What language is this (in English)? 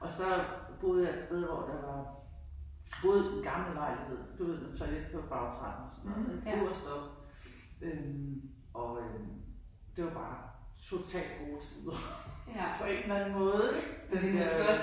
Danish